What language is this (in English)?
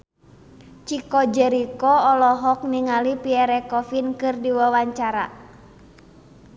Sundanese